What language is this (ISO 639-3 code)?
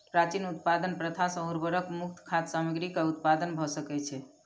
mai